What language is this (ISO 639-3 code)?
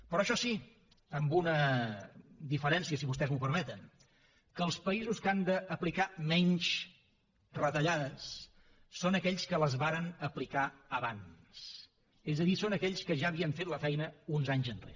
cat